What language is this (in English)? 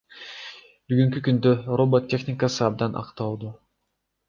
Kyrgyz